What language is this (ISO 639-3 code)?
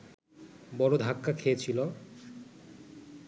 ben